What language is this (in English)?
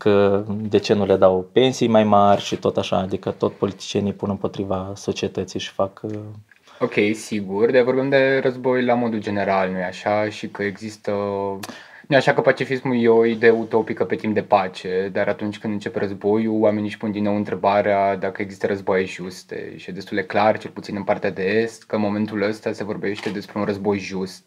Romanian